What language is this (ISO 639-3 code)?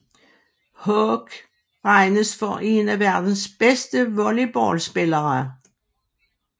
dan